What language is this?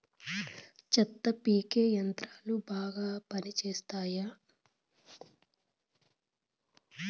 Telugu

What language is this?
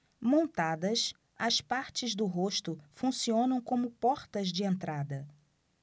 Portuguese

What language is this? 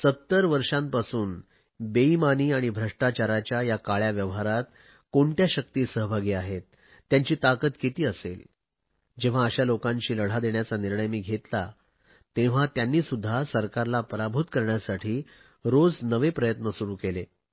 Marathi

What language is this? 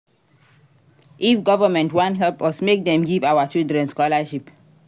Nigerian Pidgin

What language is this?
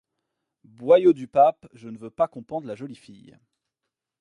French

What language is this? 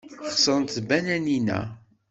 Kabyle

